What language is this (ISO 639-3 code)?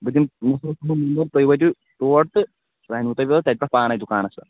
kas